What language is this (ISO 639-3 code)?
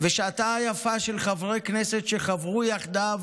heb